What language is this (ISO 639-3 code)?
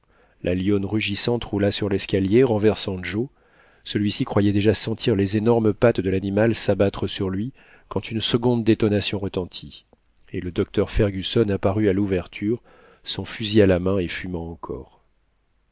fra